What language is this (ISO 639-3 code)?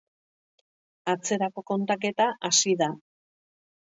eus